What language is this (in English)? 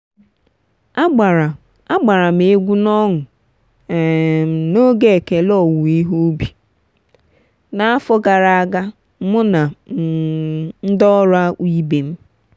Igbo